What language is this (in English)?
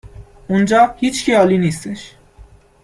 Persian